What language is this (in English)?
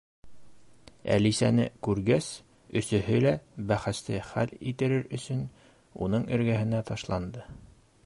Bashkir